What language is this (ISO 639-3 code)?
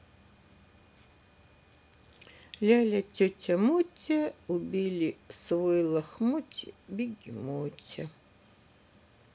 rus